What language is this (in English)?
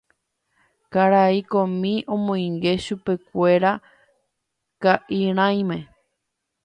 Guarani